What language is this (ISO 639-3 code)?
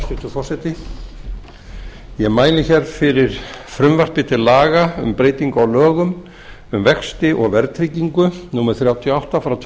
isl